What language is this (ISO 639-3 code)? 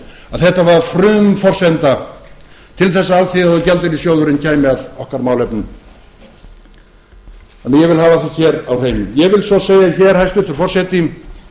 isl